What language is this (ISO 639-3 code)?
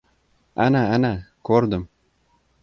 uzb